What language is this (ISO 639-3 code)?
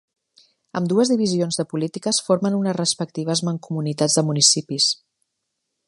cat